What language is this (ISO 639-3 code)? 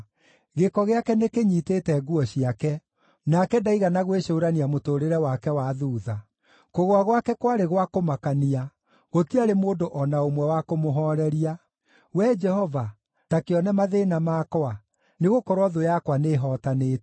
kik